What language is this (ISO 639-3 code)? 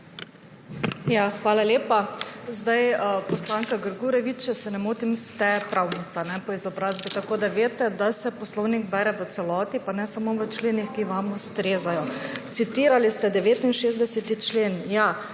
slv